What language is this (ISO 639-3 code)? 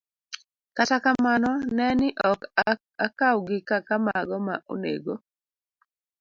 luo